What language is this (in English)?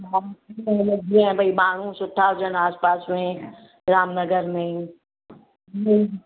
Sindhi